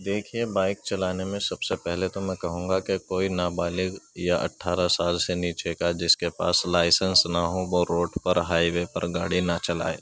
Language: Urdu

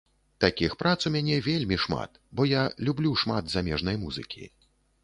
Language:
Belarusian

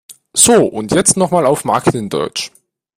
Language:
German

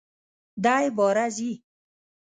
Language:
Pashto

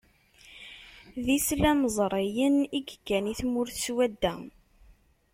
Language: Kabyle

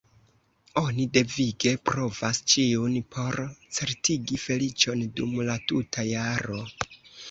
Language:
Esperanto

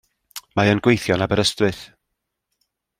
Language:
Welsh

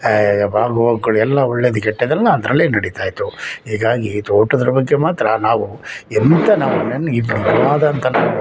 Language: Kannada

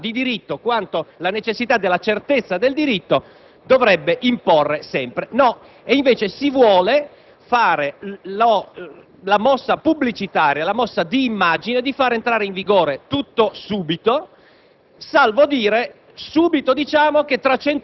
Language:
Italian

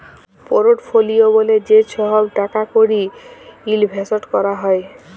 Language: Bangla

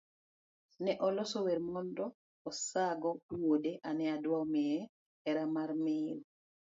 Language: Luo (Kenya and Tanzania)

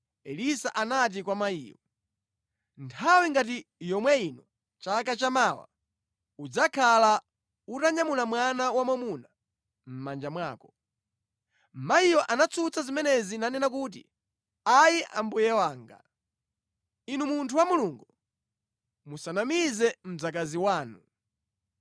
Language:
Nyanja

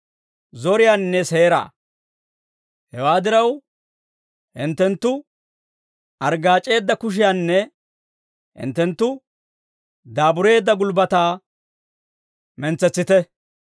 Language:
Dawro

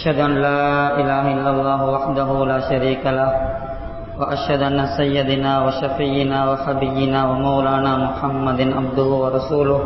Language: Arabic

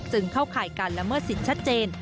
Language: Thai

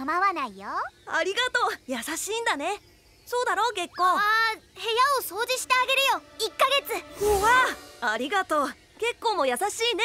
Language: Japanese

